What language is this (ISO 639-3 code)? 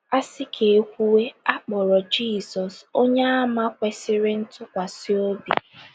ibo